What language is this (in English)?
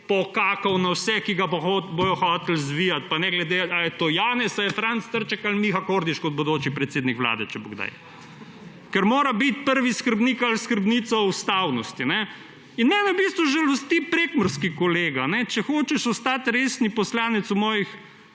Slovenian